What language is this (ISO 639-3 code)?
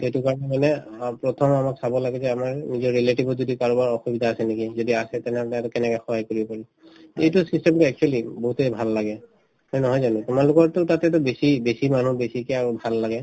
asm